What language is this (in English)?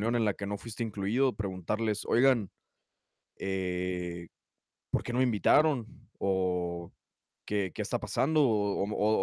Spanish